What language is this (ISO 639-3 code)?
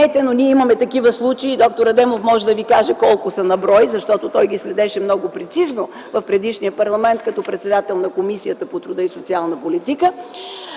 bul